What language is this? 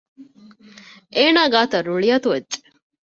Divehi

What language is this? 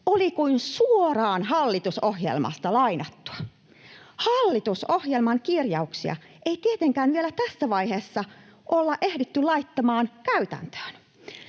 Finnish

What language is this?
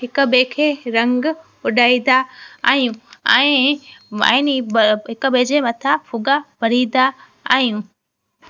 Sindhi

